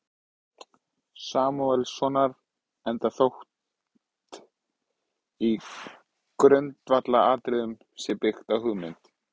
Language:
Icelandic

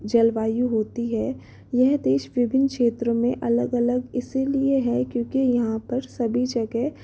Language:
Hindi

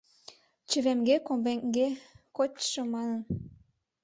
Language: Mari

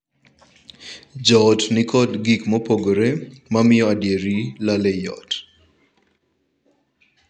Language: Luo (Kenya and Tanzania)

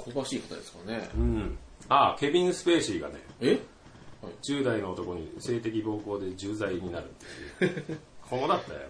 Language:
Japanese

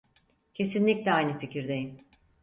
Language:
Turkish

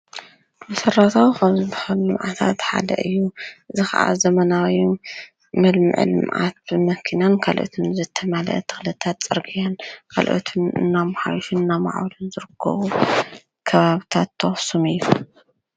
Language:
Tigrinya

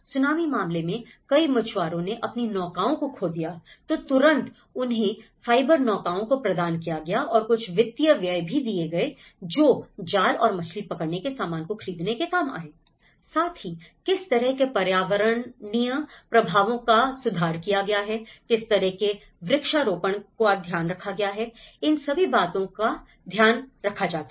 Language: Hindi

